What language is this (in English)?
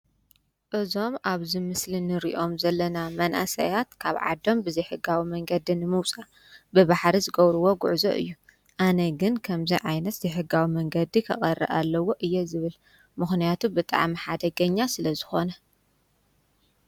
Tigrinya